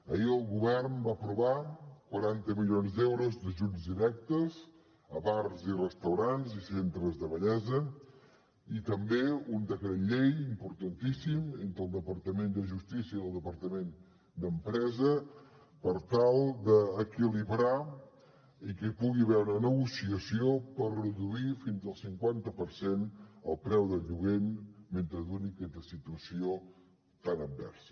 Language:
Catalan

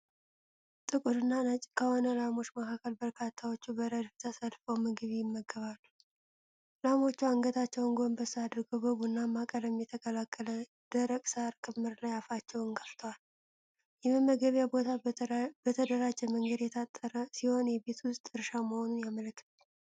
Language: Amharic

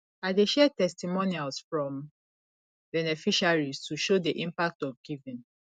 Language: Nigerian Pidgin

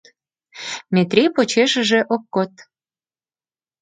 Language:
Mari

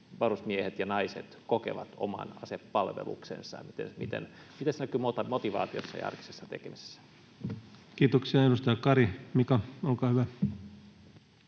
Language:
Finnish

